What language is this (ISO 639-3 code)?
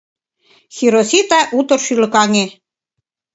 chm